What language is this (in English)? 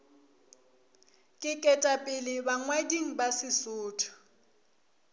Northern Sotho